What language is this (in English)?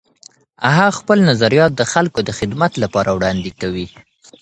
Pashto